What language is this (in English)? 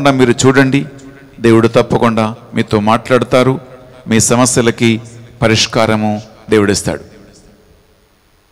Hindi